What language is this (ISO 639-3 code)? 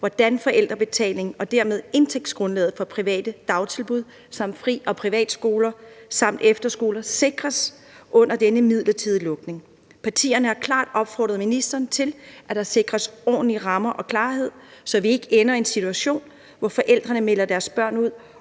dan